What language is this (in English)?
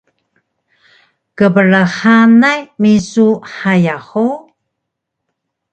Taroko